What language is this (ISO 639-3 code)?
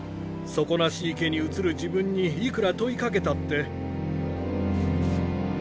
jpn